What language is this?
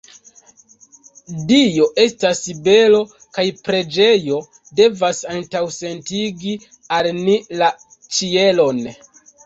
Esperanto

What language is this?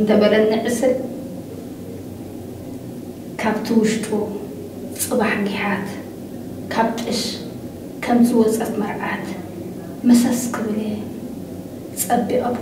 Arabic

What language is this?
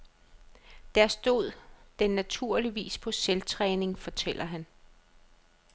Danish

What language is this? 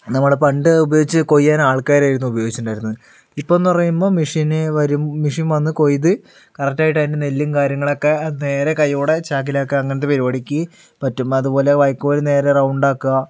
Malayalam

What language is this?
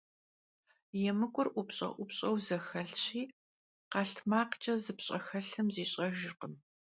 Kabardian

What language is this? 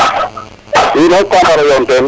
Serer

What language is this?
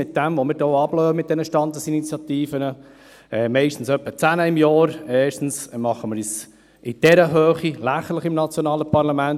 Swiss German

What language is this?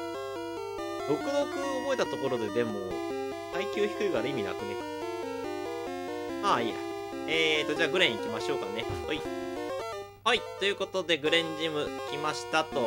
Japanese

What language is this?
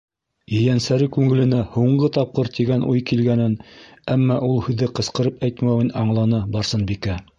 Bashkir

